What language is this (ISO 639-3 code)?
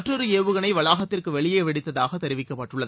tam